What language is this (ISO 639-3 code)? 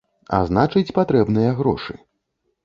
bel